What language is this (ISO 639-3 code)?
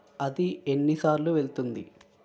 tel